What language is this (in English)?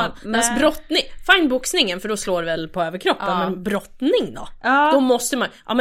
Swedish